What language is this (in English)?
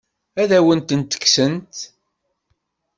Kabyle